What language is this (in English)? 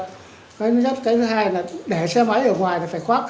Vietnamese